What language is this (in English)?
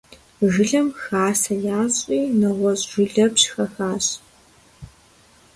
Kabardian